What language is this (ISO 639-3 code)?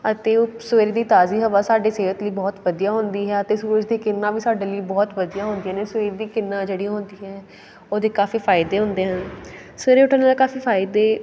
pan